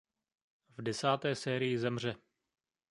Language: Czech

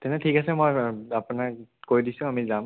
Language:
Assamese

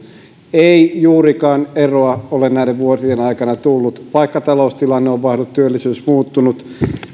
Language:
Finnish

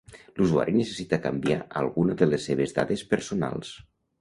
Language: Catalan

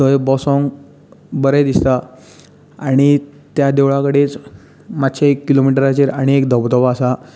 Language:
Konkani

